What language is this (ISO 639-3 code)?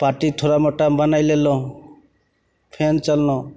mai